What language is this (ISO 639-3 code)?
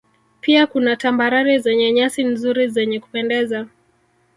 swa